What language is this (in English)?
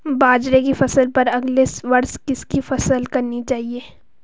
Hindi